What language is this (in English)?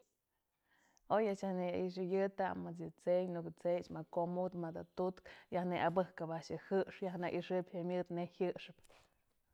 Mazatlán Mixe